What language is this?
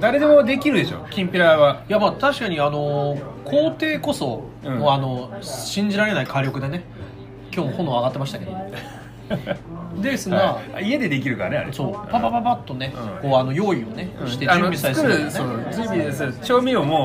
Japanese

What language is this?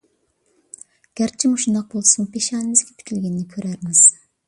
Uyghur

